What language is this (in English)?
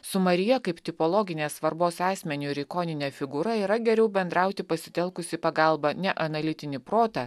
Lithuanian